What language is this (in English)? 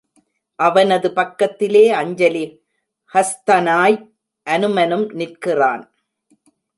Tamil